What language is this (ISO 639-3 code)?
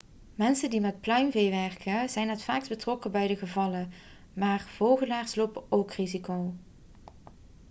nld